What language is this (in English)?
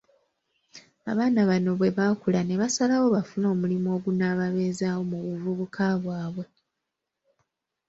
Ganda